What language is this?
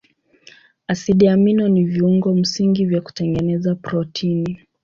Swahili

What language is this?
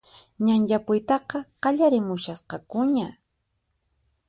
Puno Quechua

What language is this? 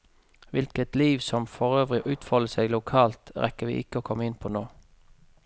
Norwegian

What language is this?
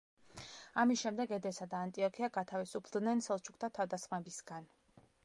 Georgian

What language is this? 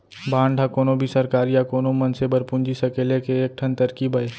Chhattisgarhi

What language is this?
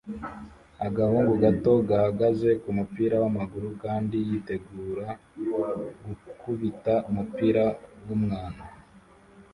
Kinyarwanda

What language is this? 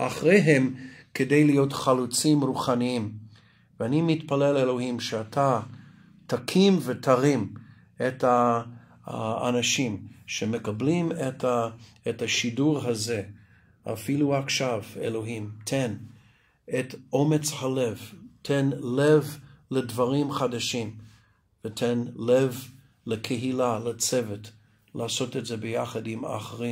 Hebrew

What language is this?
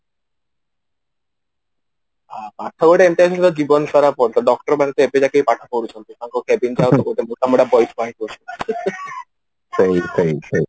Odia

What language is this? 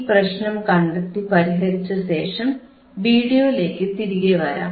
Malayalam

